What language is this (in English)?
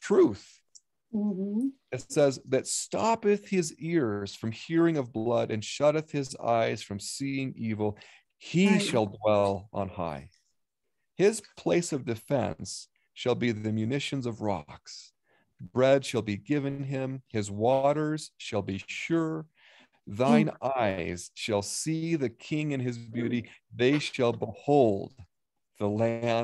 English